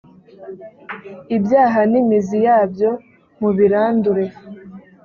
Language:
Kinyarwanda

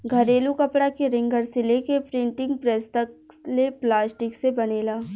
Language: Bhojpuri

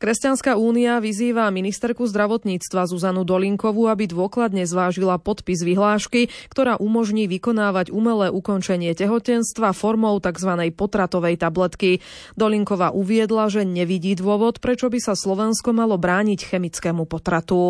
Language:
Slovak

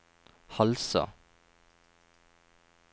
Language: Norwegian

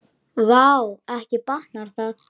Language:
Icelandic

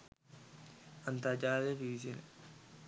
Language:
Sinhala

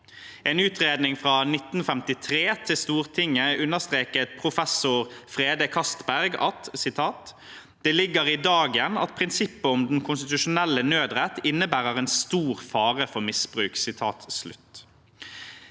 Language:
Norwegian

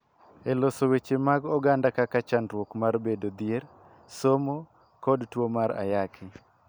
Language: Luo (Kenya and Tanzania)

